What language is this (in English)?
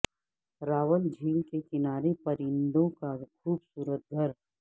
Urdu